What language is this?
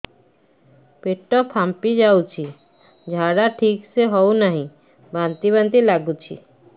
Odia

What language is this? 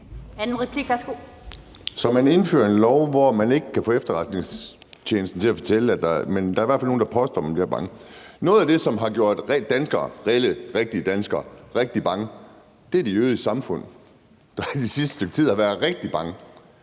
Danish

